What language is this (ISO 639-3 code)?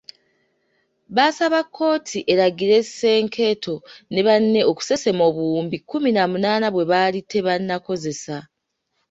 lug